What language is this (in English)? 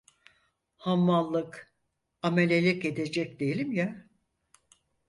Turkish